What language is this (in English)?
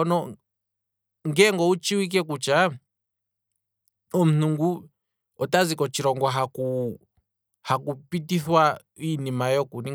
Kwambi